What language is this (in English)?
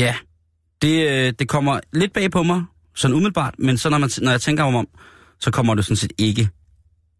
Danish